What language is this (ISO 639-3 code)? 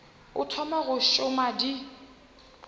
nso